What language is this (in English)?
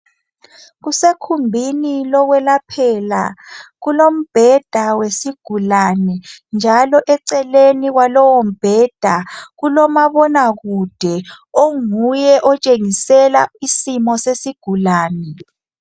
North Ndebele